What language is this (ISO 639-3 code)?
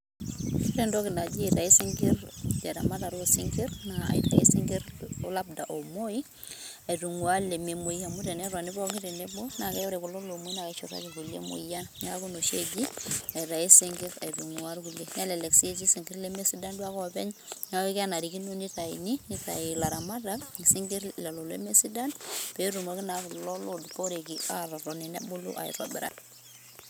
mas